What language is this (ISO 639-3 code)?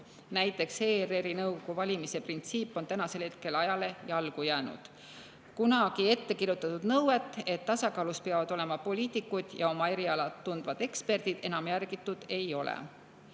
est